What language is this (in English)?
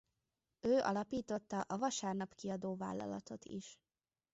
Hungarian